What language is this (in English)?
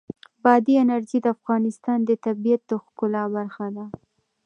Pashto